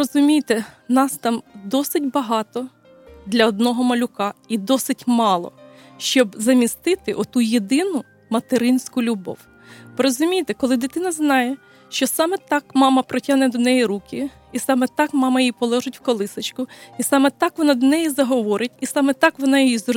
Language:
Ukrainian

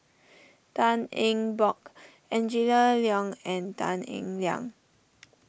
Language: English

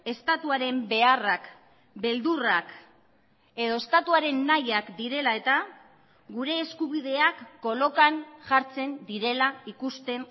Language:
Basque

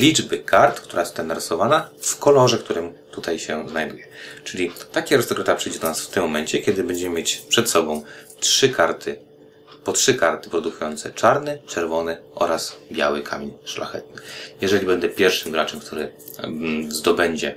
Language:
Polish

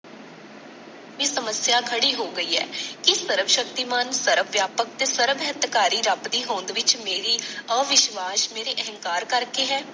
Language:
Punjabi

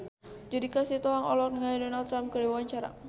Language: Sundanese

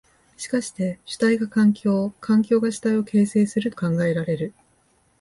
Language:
Japanese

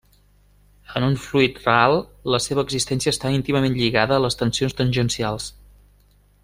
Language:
Catalan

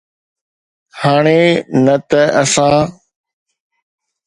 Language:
Sindhi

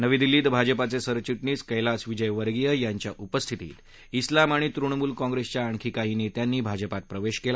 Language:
Marathi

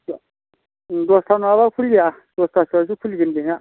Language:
Bodo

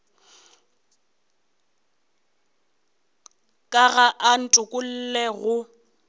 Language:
Northern Sotho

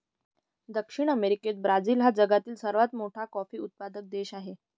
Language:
Marathi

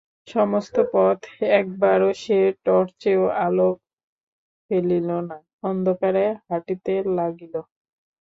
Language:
Bangla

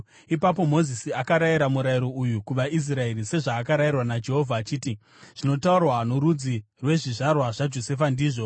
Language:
Shona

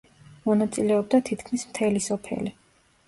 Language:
Georgian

